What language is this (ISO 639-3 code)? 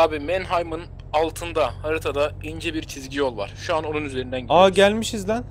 tur